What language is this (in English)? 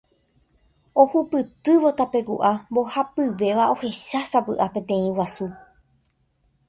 Guarani